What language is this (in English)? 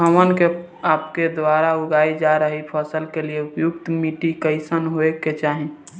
Bhojpuri